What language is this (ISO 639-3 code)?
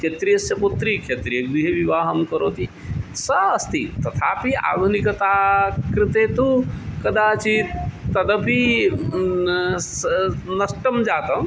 san